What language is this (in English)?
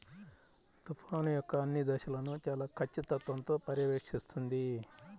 Telugu